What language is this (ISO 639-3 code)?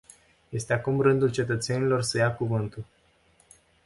ron